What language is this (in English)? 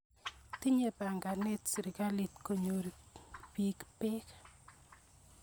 Kalenjin